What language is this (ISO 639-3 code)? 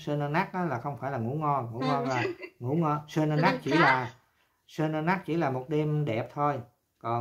vie